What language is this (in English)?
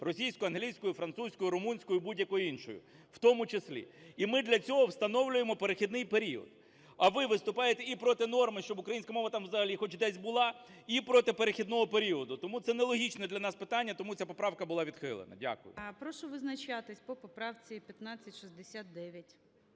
Ukrainian